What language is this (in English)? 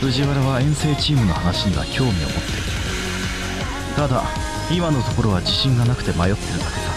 Japanese